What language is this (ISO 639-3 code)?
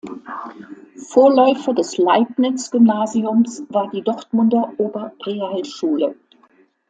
deu